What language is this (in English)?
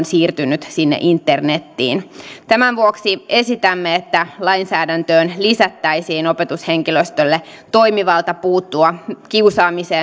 Finnish